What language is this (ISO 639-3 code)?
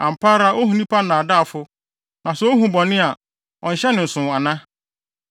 aka